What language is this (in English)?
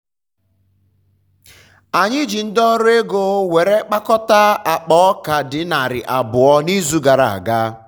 Igbo